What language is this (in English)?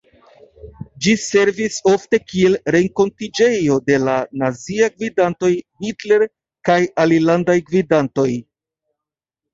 Esperanto